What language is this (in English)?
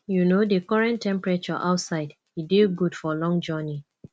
Nigerian Pidgin